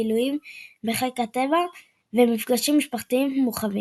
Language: Hebrew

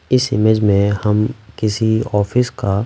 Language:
Hindi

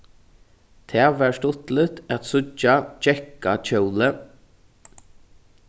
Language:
Faroese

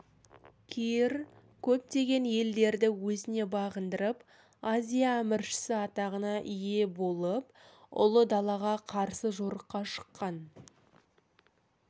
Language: Kazakh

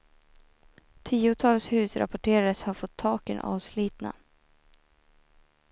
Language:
Swedish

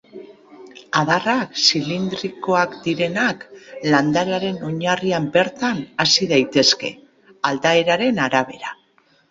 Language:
Basque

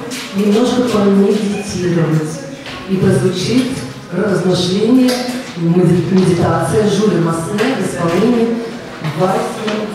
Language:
Russian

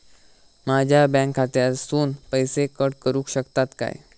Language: Marathi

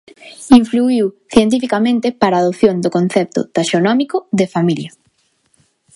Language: Galician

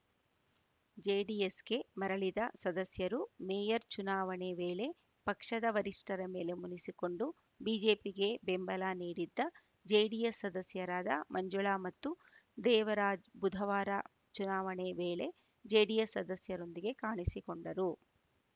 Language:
Kannada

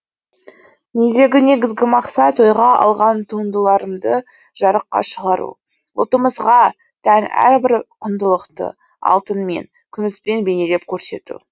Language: Kazakh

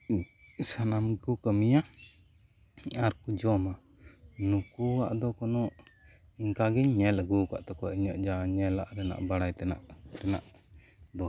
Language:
Santali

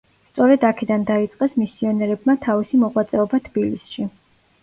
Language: Georgian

